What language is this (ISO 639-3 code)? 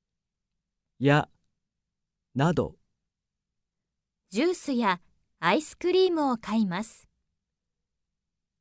jpn